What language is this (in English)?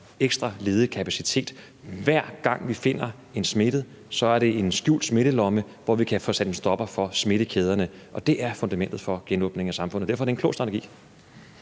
Danish